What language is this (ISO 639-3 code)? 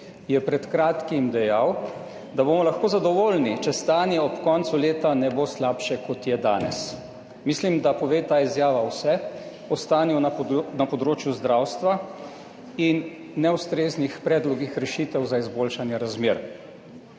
slv